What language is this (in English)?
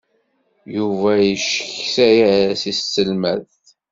Kabyle